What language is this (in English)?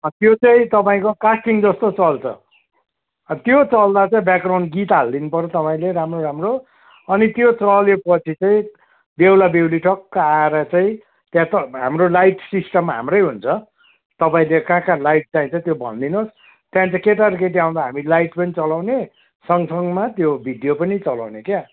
Nepali